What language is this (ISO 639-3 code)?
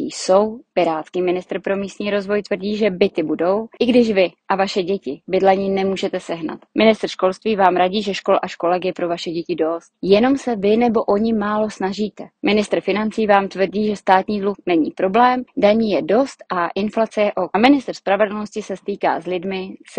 ces